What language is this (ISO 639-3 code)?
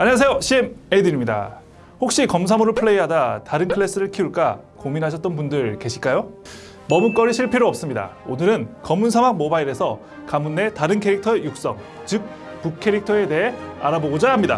kor